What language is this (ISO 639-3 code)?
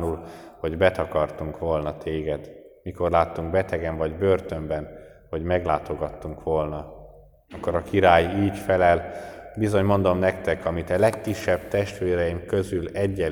hun